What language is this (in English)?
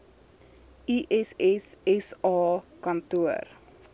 Afrikaans